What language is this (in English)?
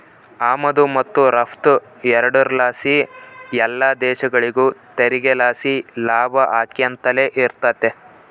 Kannada